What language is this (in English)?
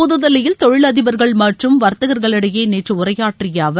Tamil